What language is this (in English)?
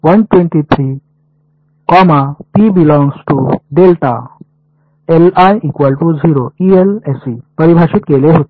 Marathi